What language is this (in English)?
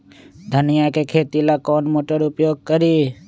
Magahi